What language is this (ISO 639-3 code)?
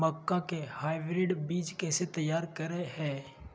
mag